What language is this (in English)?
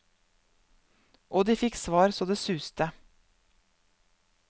Norwegian